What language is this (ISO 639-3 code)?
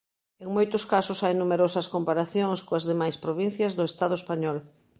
glg